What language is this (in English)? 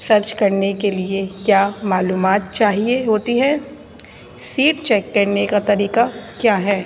Urdu